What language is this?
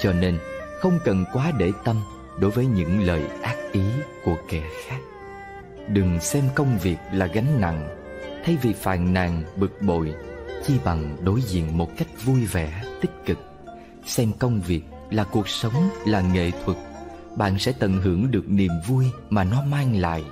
Vietnamese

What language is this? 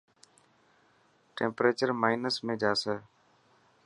Dhatki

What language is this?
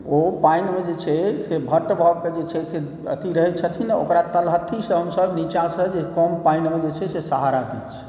Maithili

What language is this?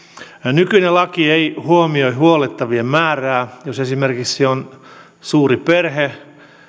Finnish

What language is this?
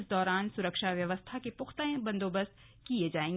Hindi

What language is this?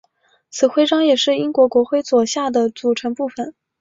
Chinese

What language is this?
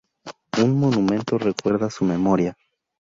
Spanish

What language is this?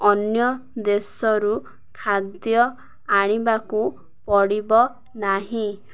Odia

